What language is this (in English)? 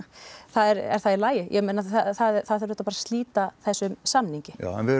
Icelandic